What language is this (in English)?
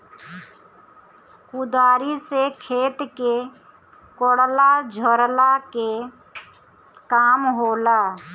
Bhojpuri